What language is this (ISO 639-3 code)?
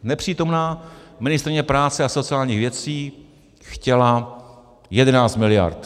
ces